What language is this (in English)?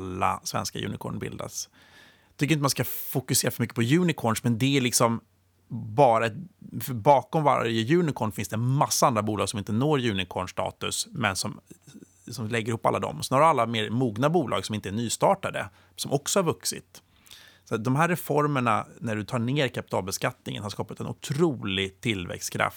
Swedish